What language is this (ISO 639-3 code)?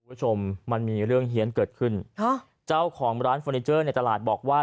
tha